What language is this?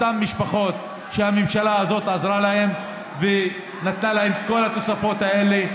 Hebrew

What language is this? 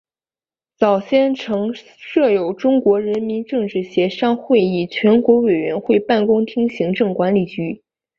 Chinese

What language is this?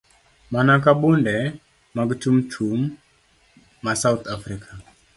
Luo (Kenya and Tanzania)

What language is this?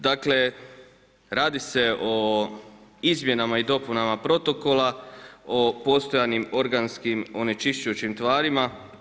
Croatian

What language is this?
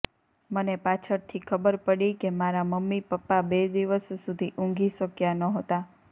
Gujarati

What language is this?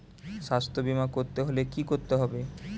Bangla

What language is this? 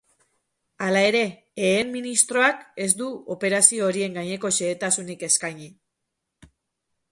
Basque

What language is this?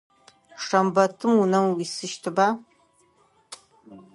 Adyghe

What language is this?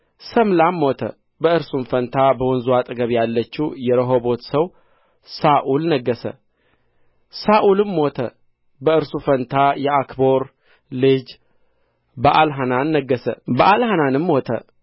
Amharic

